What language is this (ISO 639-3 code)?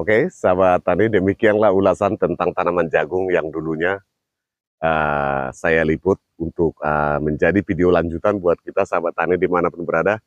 ind